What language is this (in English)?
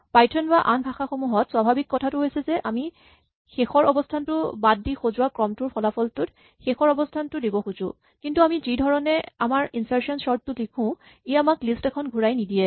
Assamese